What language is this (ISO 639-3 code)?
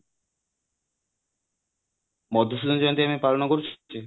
ori